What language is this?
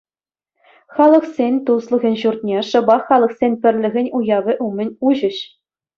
Chuvash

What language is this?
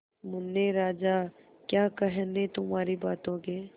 Hindi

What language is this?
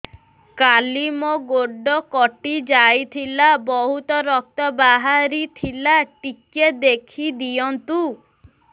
Odia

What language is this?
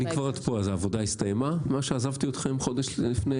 Hebrew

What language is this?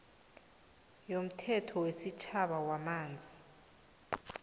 South Ndebele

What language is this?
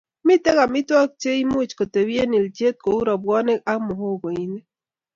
Kalenjin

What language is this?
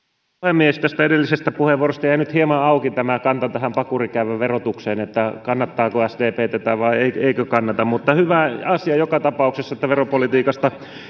Finnish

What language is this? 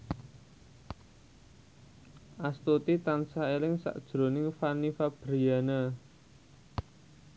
Javanese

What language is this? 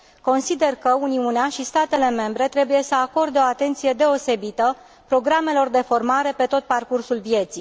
Romanian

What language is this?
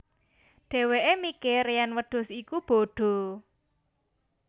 Javanese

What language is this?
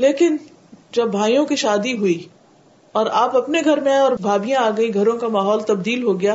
Urdu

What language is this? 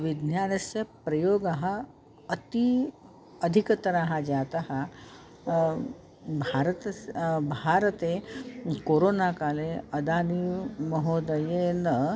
Sanskrit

